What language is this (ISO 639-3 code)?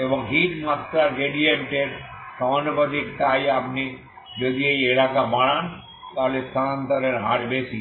ben